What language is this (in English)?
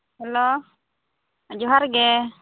Santali